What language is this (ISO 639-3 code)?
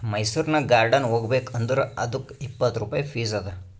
kan